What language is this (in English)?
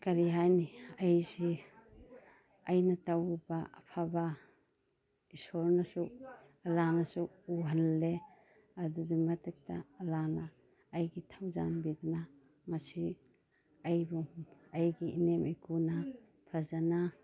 Manipuri